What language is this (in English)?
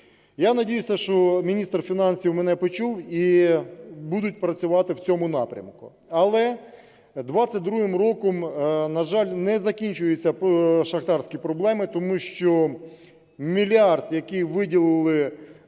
Ukrainian